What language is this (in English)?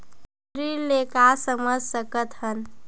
Chhattisgarhi